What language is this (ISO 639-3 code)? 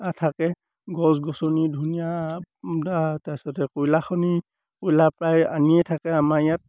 asm